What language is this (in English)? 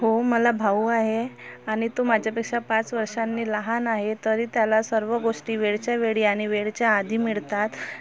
Marathi